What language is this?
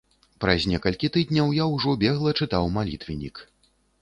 Belarusian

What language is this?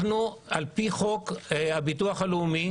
Hebrew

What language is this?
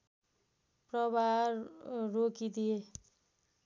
Nepali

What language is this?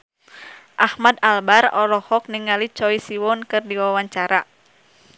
Sundanese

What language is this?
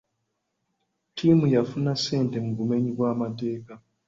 Ganda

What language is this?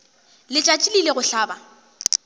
Northern Sotho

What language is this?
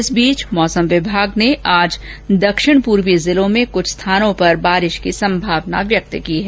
Hindi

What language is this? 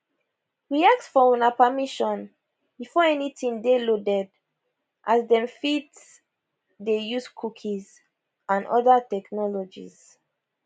Nigerian Pidgin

